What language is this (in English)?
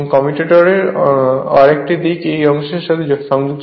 Bangla